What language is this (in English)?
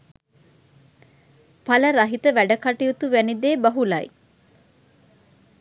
Sinhala